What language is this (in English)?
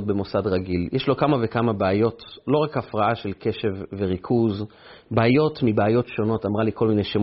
Hebrew